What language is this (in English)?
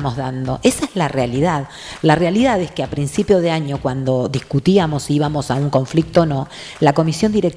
Spanish